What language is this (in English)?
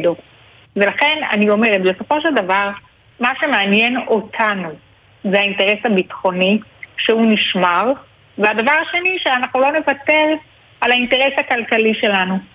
Hebrew